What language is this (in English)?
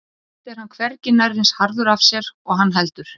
Icelandic